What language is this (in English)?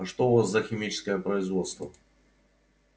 Russian